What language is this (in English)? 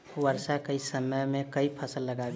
Maithili